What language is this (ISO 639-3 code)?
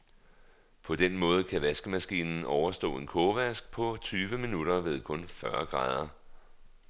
dan